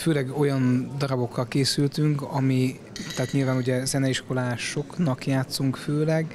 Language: Hungarian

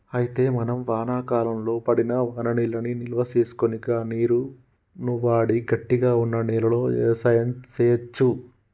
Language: Telugu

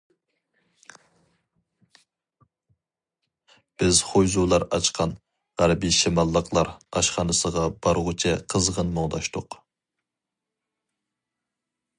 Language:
Uyghur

